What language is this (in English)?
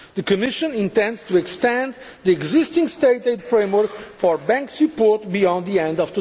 English